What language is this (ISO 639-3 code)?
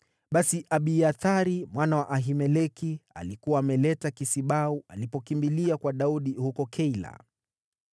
swa